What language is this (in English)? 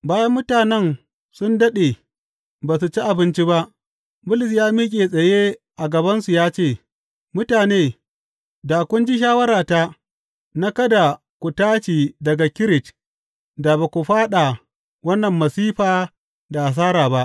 Hausa